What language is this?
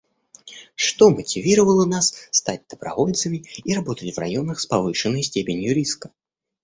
Russian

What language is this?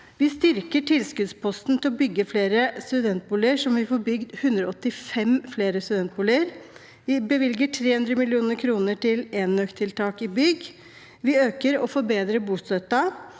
Norwegian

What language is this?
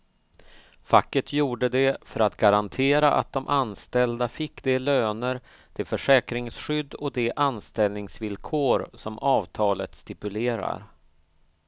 Swedish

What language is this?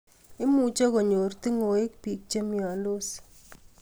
Kalenjin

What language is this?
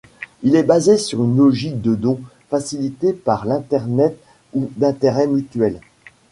French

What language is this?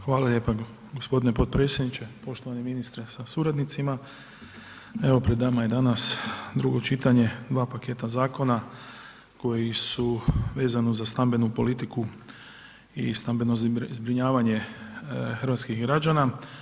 Croatian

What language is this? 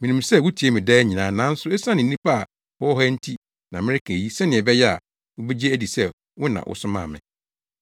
Akan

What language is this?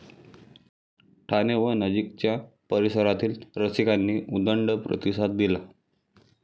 Marathi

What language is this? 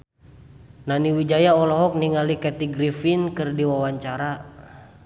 Sundanese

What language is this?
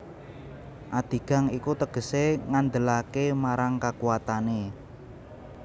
Javanese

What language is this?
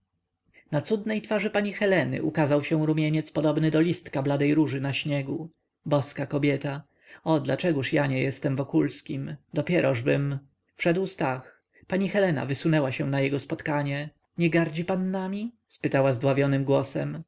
Polish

